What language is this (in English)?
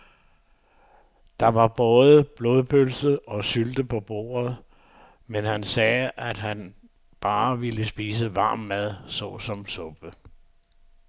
Danish